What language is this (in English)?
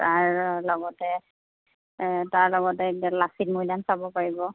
Assamese